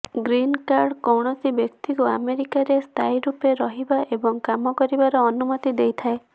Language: Odia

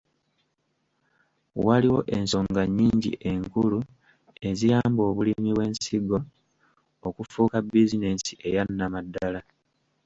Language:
Ganda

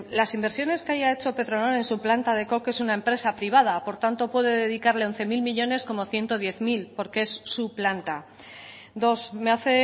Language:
Spanish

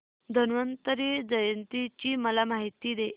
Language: Marathi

